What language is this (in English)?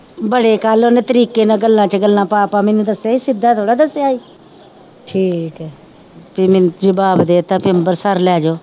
Punjabi